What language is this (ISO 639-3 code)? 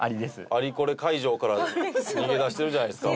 jpn